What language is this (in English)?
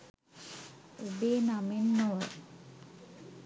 Sinhala